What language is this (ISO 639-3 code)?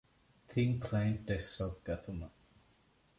div